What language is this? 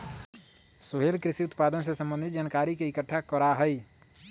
Magahi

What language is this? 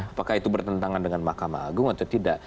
Indonesian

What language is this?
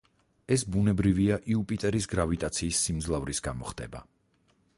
Georgian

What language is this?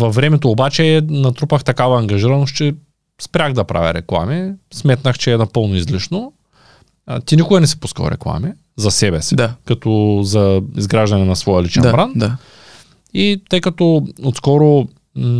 Bulgarian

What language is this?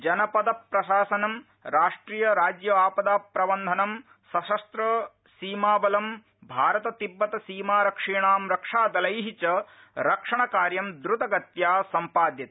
Sanskrit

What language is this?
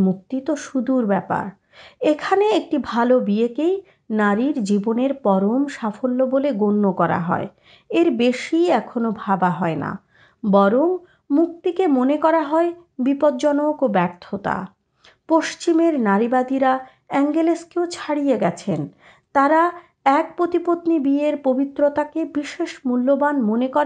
Bangla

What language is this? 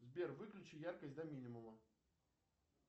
Russian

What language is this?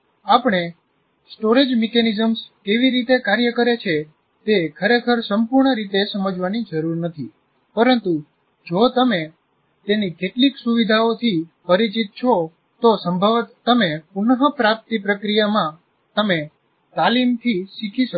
Gujarati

